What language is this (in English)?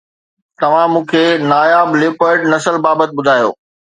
Sindhi